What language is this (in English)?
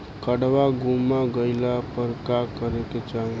Bhojpuri